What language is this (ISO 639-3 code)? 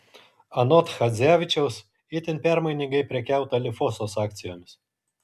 lit